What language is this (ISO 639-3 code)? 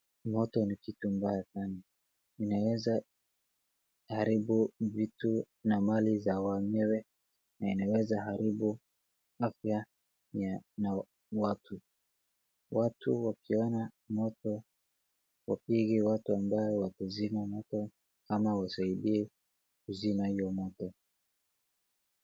swa